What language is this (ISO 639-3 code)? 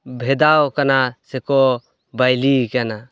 sat